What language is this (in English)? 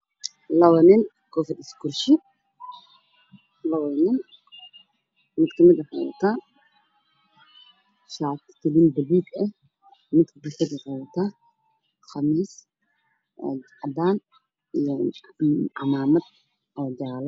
Somali